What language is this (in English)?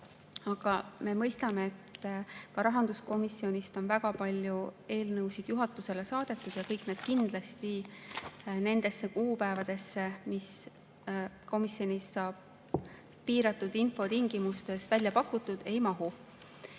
Estonian